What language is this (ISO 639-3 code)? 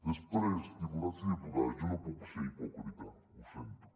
cat